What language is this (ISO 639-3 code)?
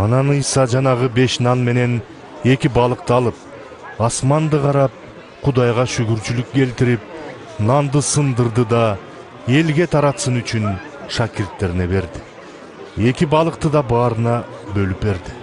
tur